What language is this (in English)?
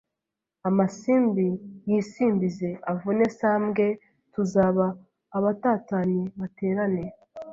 Kinyarwanda